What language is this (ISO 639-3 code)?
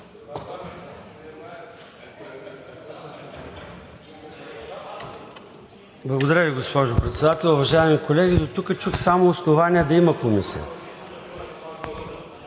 bul